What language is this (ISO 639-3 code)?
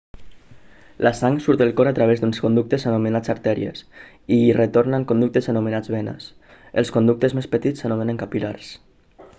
cat